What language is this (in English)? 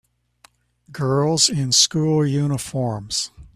English